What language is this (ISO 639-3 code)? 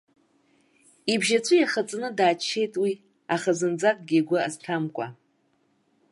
abk